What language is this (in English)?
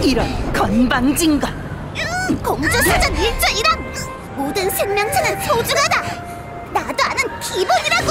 Korean